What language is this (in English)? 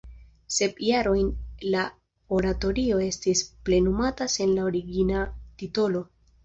Esperanto